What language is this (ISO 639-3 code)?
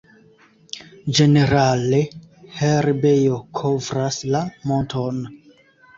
epo